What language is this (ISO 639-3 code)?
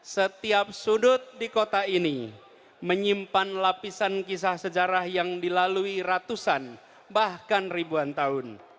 ind